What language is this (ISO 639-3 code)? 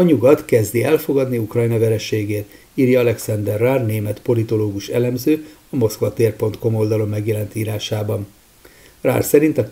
hun